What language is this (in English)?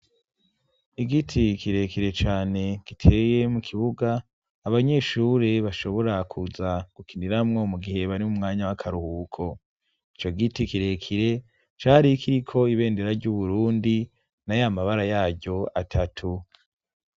Rundi